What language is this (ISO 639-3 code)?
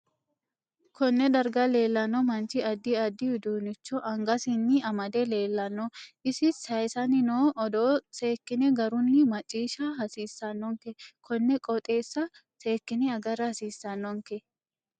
sid